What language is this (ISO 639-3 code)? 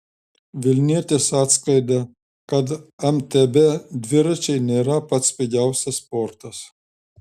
lit